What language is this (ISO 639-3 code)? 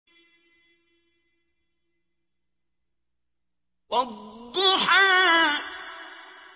ara